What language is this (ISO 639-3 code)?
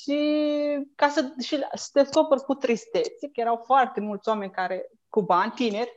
ron